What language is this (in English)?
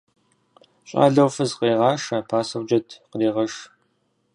Kabardian